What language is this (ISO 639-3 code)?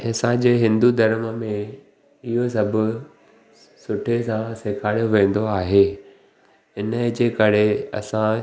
snd